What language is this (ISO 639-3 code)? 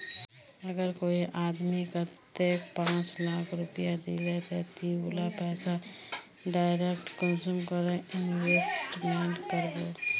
mag